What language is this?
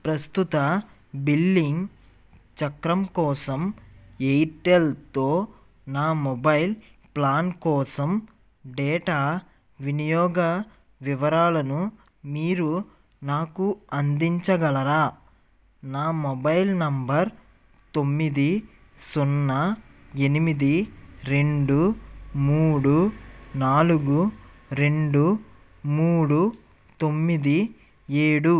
Telugu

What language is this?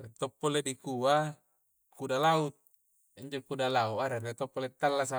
Coastal Konjo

